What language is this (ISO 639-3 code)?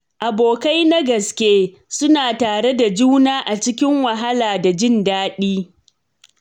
hau